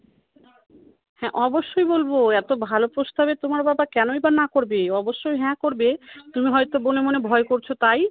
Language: Bangla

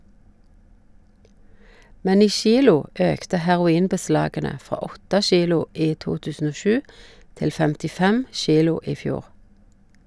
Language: Norwegian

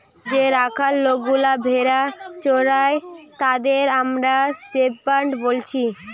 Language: Bangla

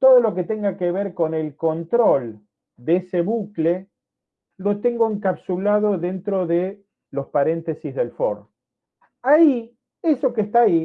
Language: Spanish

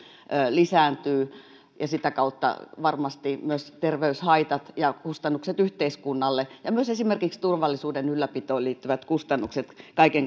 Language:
Finnish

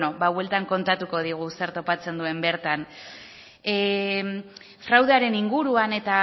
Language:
Basque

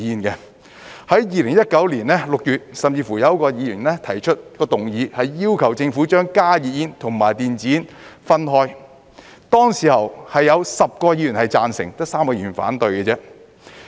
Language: Cantonese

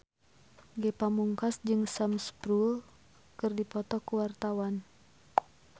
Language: Sundanese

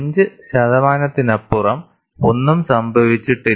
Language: Malayalam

